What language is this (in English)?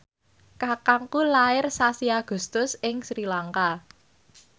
Javanese